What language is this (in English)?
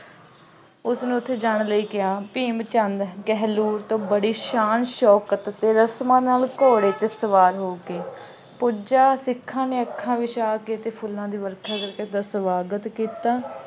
Punjabi